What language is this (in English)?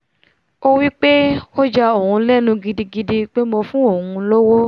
Yoruba